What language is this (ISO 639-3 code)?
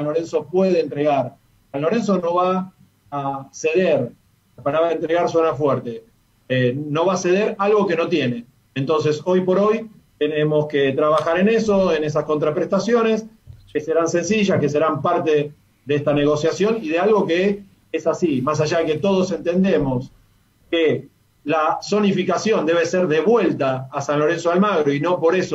spa